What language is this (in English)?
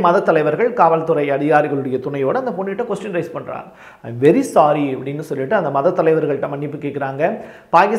Tamil